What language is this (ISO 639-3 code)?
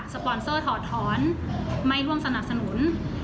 tha